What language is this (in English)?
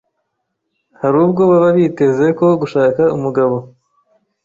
Kinyarwanda